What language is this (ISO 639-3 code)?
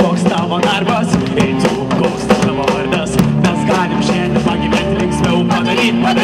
pol